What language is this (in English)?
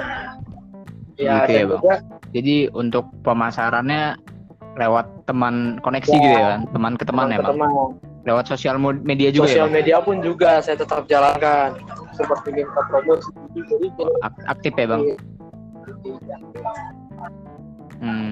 Indonesian